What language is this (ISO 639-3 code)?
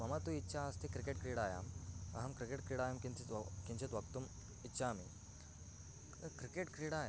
san